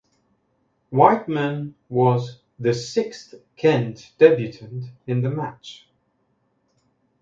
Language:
English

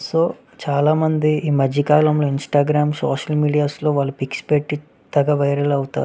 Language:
Telugu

